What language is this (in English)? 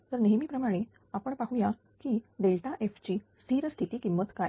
Marathi